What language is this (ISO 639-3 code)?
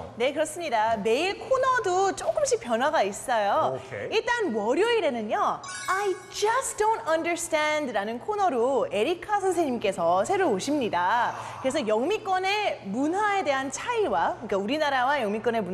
kor